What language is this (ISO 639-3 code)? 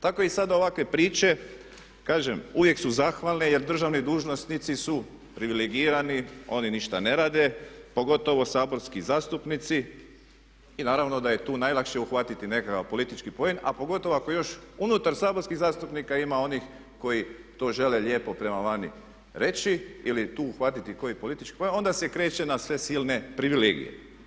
hrv